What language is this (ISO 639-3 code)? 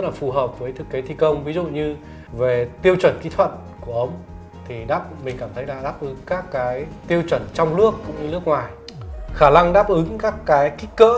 vie